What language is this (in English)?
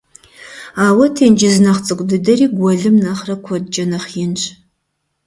Kabardian